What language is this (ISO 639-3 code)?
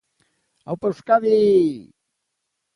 eus